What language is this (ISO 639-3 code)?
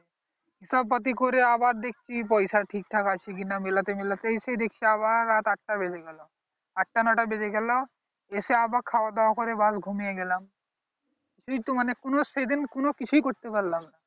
ben